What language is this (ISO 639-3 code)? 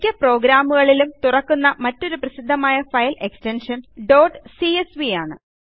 mal